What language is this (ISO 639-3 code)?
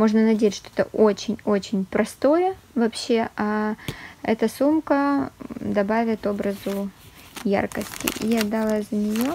rus